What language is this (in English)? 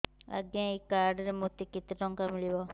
Odia